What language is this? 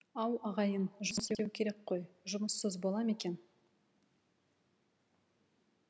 Kazakh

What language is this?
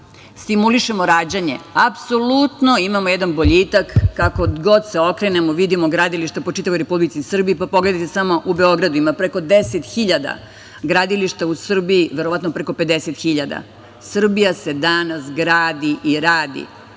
Serbian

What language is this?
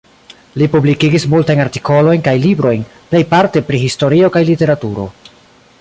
Esperanto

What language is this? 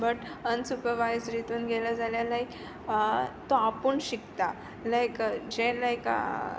Konkani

